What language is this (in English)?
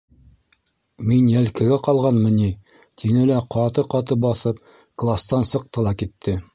Bashkir